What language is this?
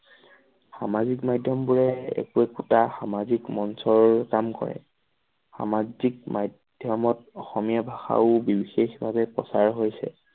Assamese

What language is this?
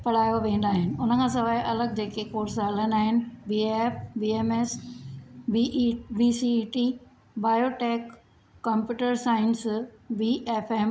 Sindhi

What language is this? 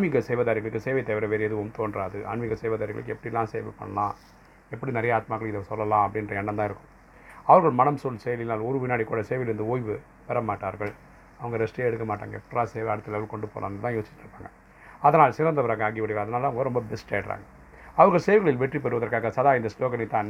Tamil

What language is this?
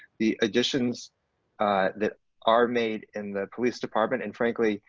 English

